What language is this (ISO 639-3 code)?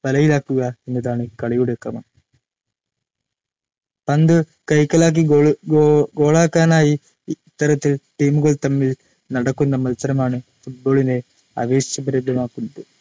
mal